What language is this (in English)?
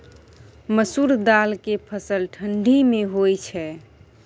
Maithili